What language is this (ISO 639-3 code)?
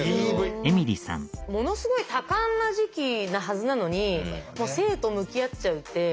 jpn